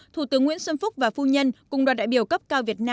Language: Vietnamese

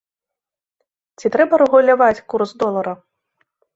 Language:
Belarusian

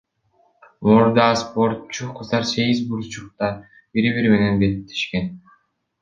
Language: Kyrgyz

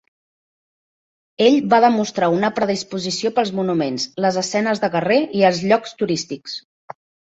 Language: Catalan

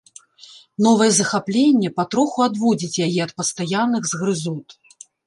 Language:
Belarusian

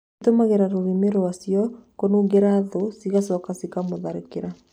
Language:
Kikuyu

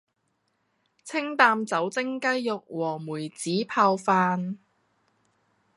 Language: Cantonese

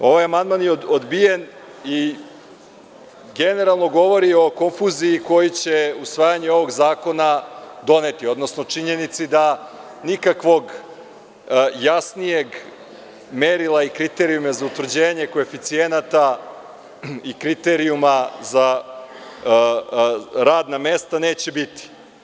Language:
Serbian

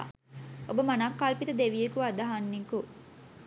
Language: Sinhala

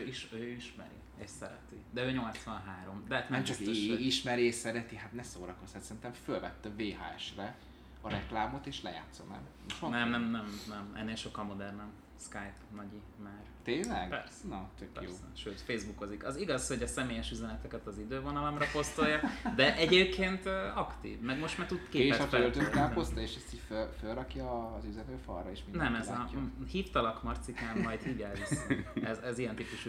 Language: Hungarian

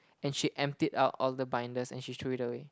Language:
English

